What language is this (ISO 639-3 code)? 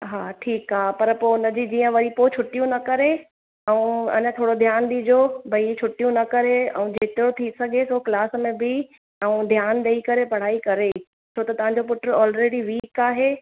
snd